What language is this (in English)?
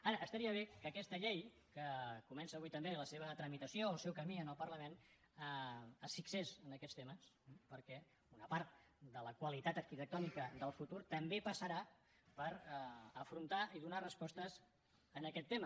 Catalan